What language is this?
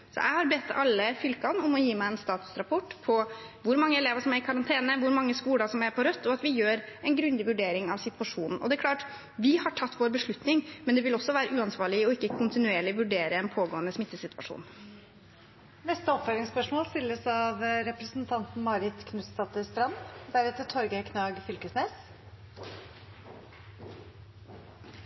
Norwegian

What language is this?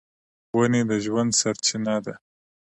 Pashto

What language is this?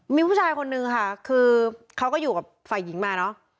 Thai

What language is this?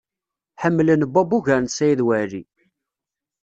Kabyle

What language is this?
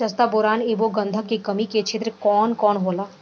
Bhojpuri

